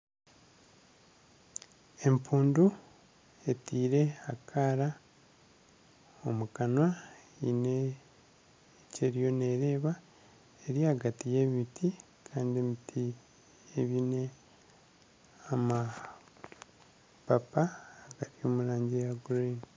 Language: Nyankole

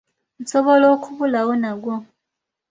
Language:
Ganda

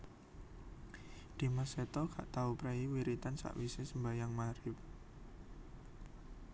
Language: Javanese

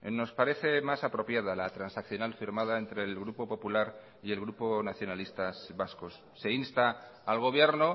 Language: Spanish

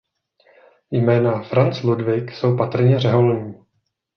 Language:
Czech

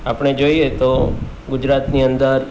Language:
Gujarati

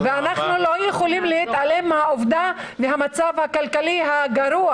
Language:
Hebrew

